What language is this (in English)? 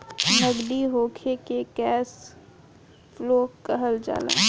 Bhojpuri